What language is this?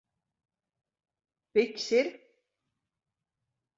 Latvian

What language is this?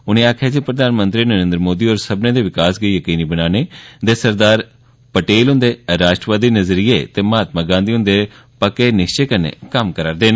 Dogri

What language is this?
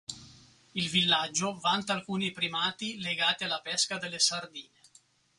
Italian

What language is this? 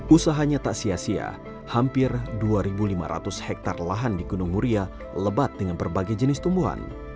Indonesian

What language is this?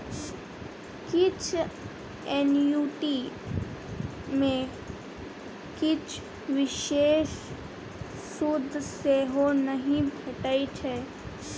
Maithili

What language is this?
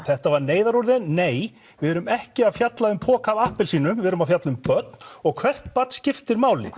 Icelandic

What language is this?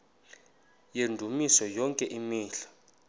Xhosa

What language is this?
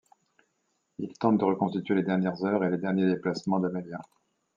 French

